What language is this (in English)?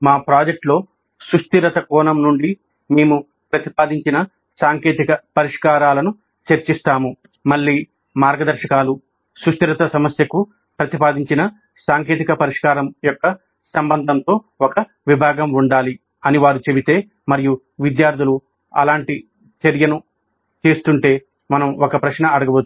Telugu